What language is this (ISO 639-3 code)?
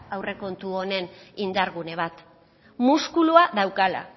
eus